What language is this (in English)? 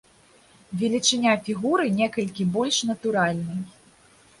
Belarusian